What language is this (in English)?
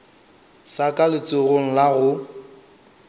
Northern Sotho